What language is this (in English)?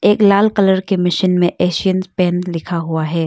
Hindi